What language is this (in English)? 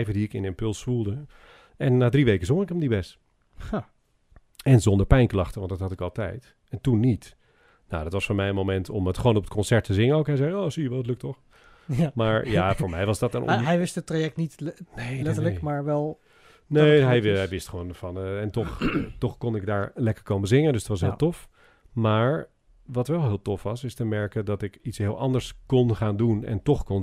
Dutch